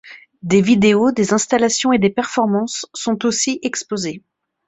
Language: French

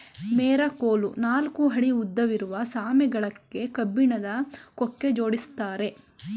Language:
Kannada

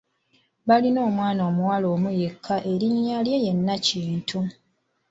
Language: Ganda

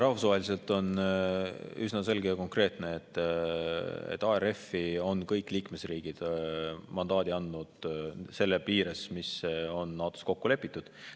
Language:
Estonian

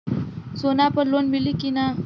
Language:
Bhojpuri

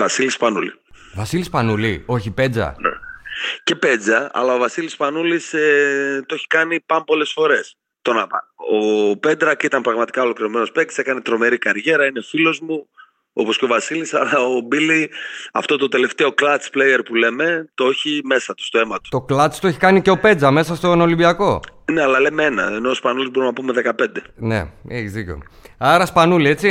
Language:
Greek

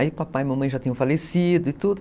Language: Portuguese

